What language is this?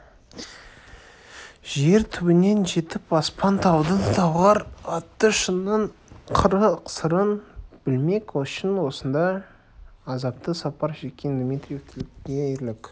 Kazakh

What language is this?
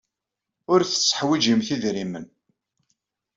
Kabyle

